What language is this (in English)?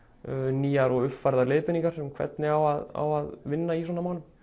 Icelandic